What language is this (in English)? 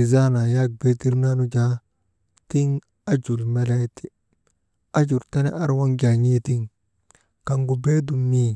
Maba